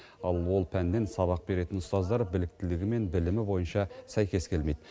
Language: Kazakh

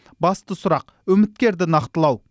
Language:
Kazakh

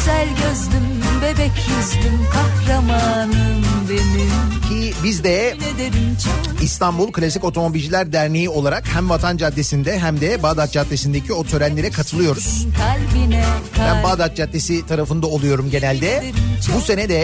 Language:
Turkish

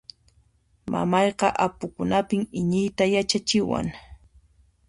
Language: Puno Quechua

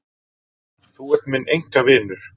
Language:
Icelandic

